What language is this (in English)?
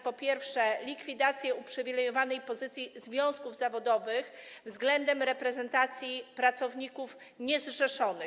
Polish